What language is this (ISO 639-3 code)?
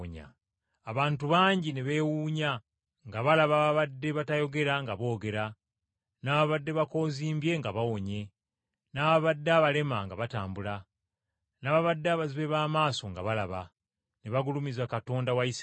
lug